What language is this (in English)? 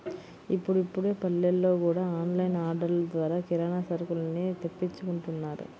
Telugu